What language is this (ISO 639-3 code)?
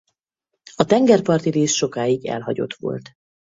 hun